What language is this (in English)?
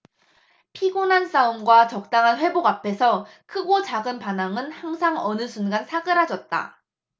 Korean